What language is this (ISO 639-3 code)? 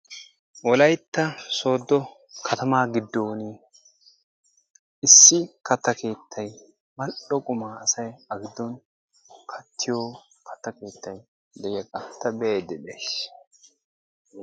wal